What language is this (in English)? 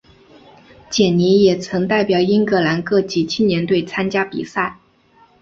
Chinese